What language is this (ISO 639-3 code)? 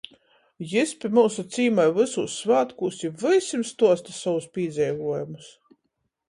ltg